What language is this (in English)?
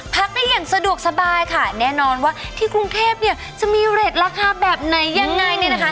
Thai